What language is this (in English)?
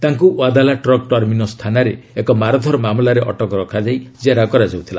Odia